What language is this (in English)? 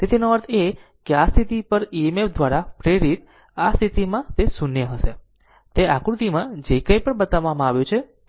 Gujarati